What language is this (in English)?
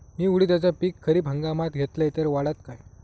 Marathi